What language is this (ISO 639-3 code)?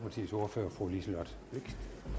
dan